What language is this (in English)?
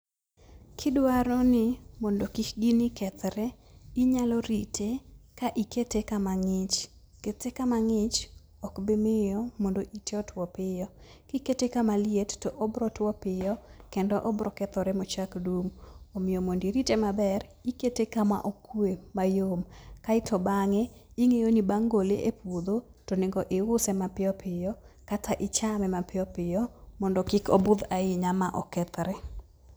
Luo (Kenya and Tanzania)